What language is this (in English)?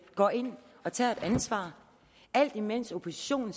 Danish